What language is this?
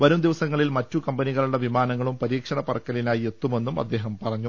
Malayalam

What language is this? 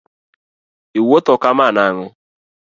Luo (Kenya and Tanzania)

